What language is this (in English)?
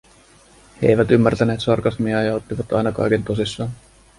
Finnish